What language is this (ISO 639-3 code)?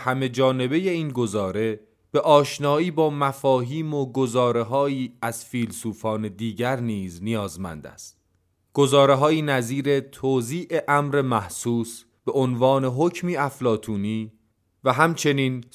fas